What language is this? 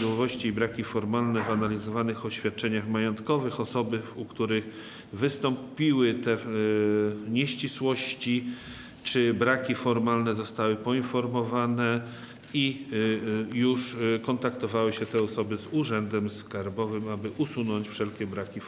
Polish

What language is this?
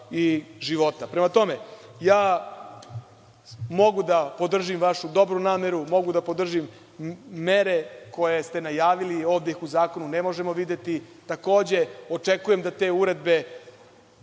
Serbian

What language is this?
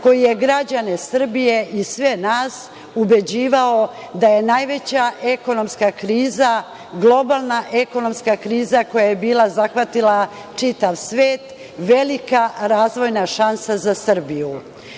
Serbian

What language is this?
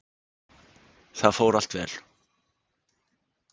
Icelandic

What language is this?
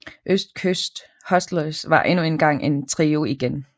Danish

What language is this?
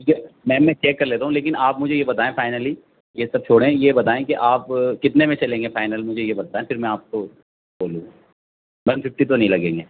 Urdu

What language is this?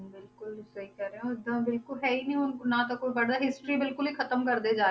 Punjabi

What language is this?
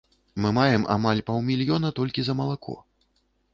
Belarusian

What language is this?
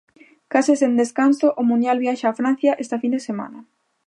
Galician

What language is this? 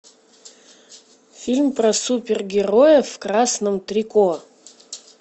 Russian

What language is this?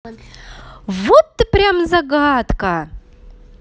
Russian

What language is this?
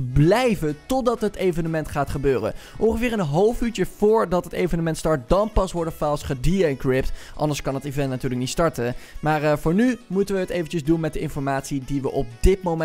Dutch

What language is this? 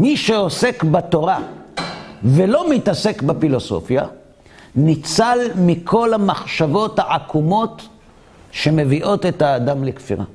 Hebrew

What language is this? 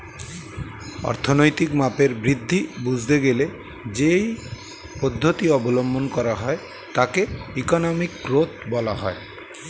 Bangla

